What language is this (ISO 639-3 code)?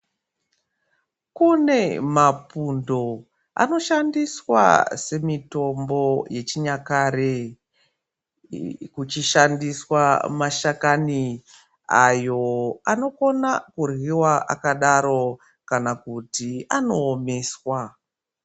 ndc